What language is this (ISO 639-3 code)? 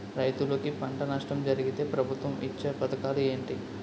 tel